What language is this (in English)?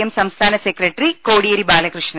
Malayalam